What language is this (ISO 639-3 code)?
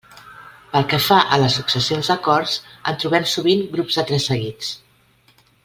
cat